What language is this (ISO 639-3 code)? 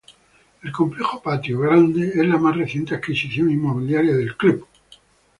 spa